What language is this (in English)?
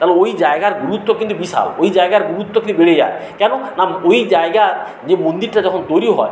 Bangla